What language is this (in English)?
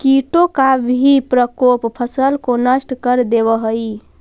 Magahi